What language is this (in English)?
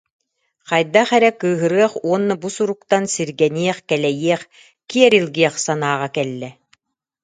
Yakut